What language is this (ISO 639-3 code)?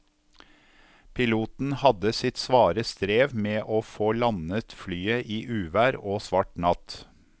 nor